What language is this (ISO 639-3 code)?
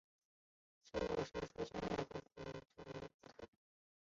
zho